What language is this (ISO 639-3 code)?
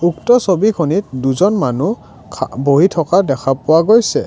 asm